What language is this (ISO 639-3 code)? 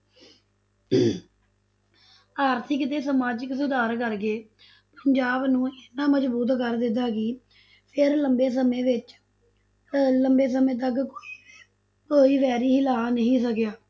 pan